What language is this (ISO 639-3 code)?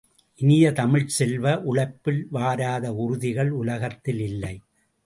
tam